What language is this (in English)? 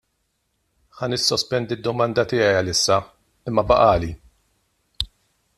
Maltese